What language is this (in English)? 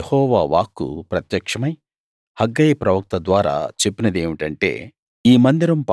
Telugu